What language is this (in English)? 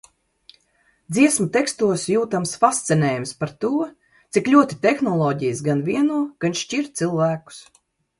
Latvian